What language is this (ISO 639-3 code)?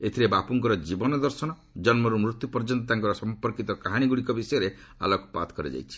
ori